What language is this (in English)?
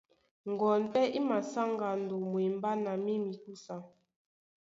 Duala